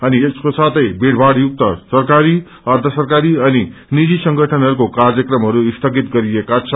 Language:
Nepali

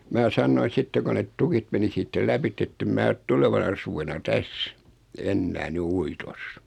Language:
Finnish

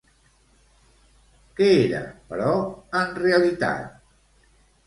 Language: Catalan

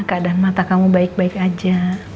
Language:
Indonesian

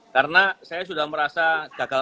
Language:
Indonesian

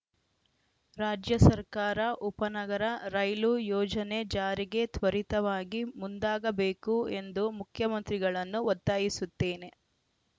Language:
Kannada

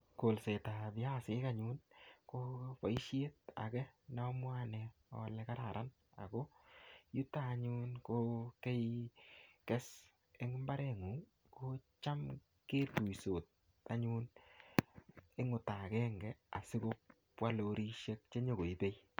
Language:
Kalenjin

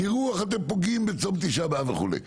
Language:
Hebrew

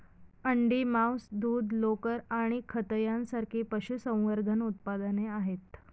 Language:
Marathi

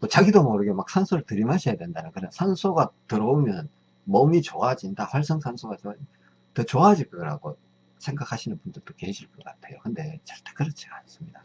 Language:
Korean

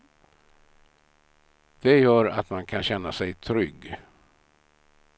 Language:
Swedish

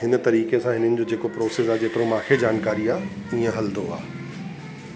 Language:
Sindhi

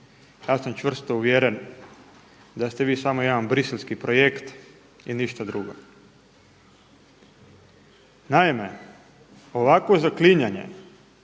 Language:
Croatian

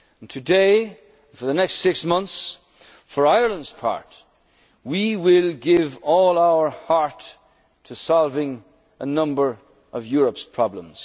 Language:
English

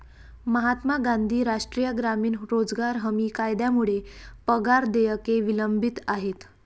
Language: Marathi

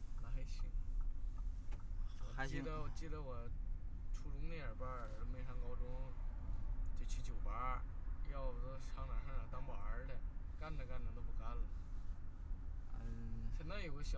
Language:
Chinese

